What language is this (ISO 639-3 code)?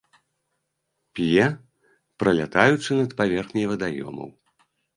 bel